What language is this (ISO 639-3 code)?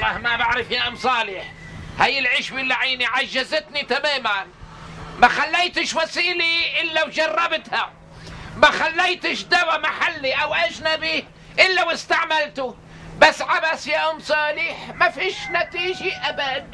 ara